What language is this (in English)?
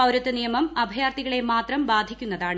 Malayalam